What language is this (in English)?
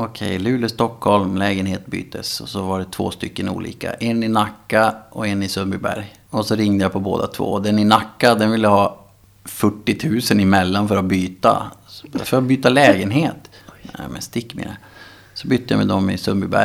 Swedish